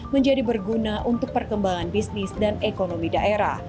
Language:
Indonesian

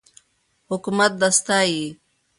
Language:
Pashto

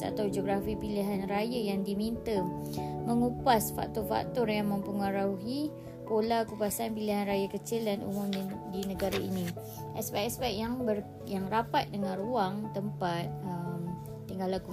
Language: Malay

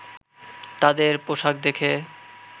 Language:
Bangla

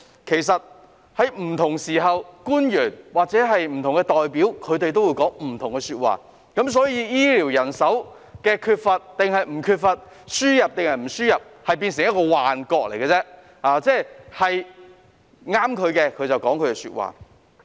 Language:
Cantonese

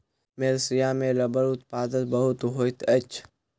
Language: Maithili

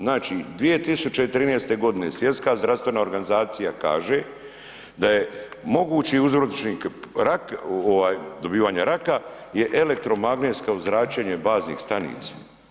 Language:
Croatian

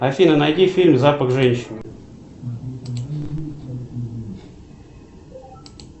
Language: Russian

